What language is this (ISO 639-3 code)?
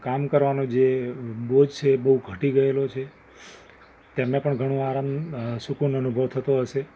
guj